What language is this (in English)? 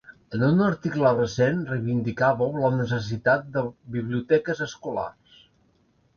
Catalan